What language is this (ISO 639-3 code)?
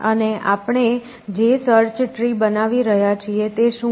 guj